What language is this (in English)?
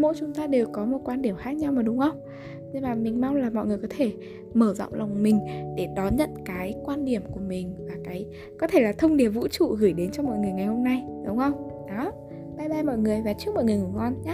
Vietnamese